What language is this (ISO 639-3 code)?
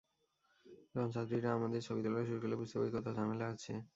ben